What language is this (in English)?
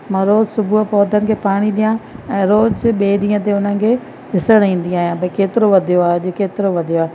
Sindhi